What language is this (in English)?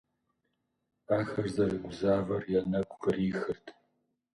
Kabardian